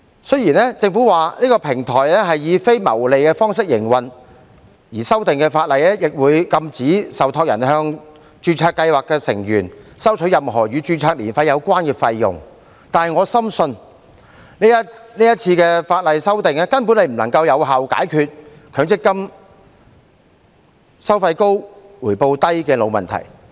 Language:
Cantonese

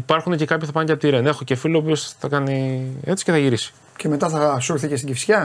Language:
Greek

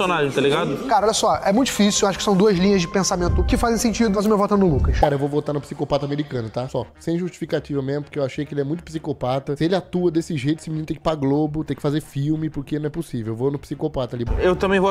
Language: Portuguese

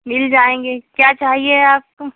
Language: Urdu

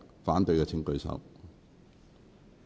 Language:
Cantonese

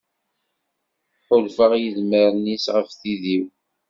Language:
Kabyle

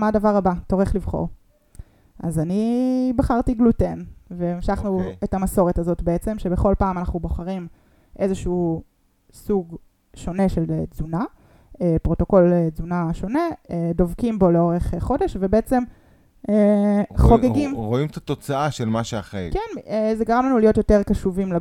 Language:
Hebrew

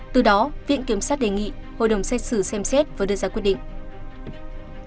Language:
Vietnamese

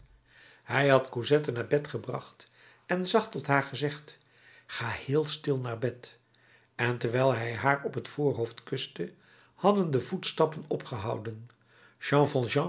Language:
Dutch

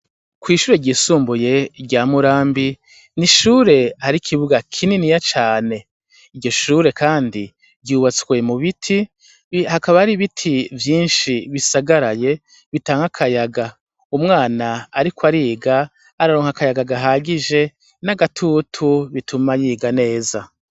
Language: Rundi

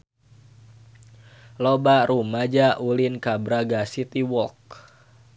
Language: Sundanese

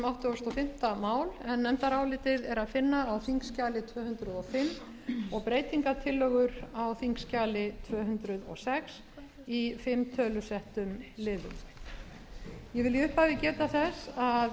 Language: Icelandic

